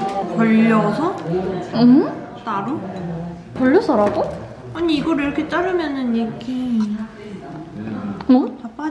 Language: Korean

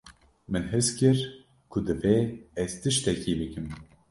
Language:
Kurdish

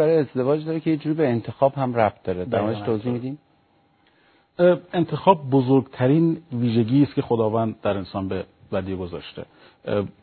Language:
Persian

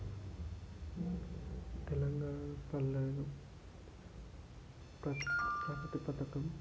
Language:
Telugu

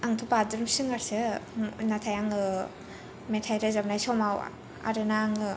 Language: Bodo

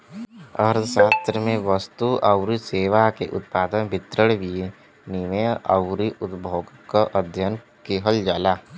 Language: Bhojpuri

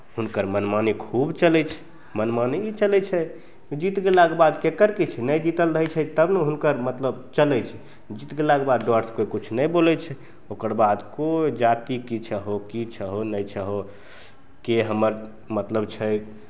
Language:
Maithili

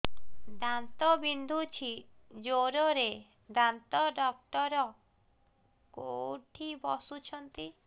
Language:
Odia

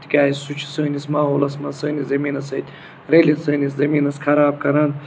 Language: Kashmiri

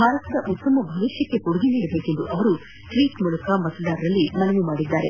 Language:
Kannada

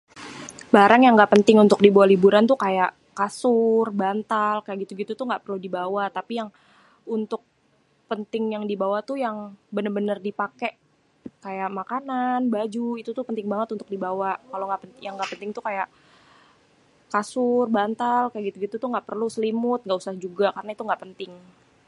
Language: Betawi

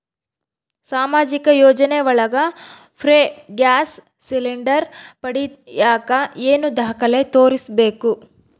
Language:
Kannada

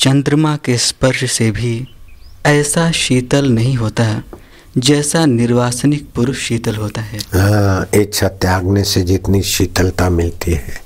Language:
Hindi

